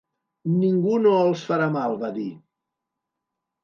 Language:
Catalan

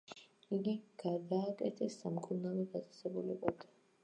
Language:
Georgian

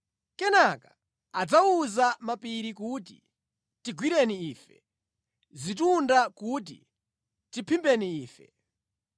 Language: Nyanja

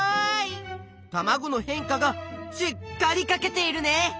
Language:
Japanese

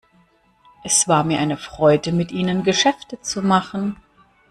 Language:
German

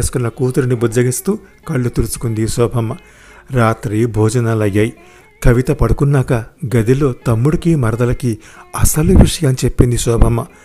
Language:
Telugu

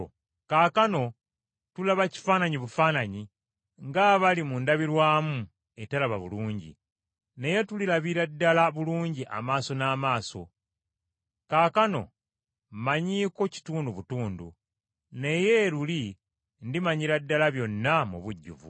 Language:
Ganda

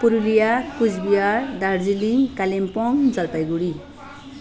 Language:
Nepali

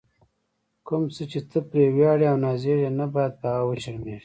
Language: Pashto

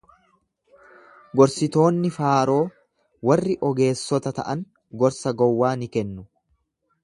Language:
Oromo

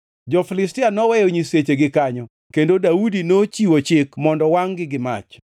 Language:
Luo (Kenya and Tanzania)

